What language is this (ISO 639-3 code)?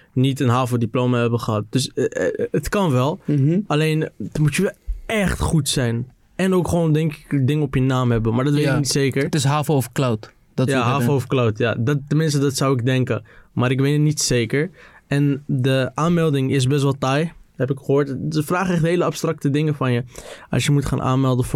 nld